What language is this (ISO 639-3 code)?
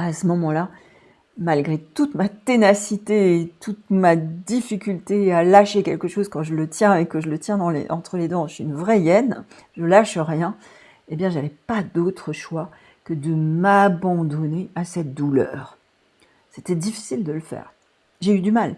fra